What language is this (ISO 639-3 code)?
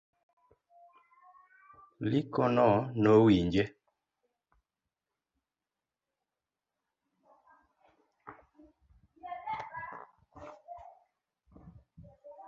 luo